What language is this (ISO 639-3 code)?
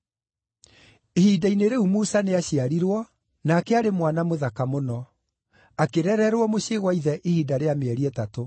kik